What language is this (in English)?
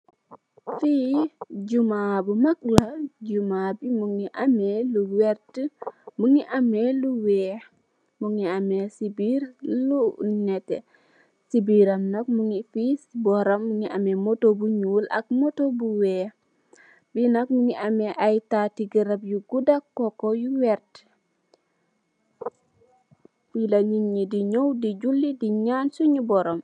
Wolof